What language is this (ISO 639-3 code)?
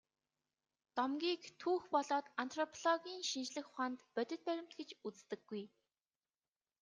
mon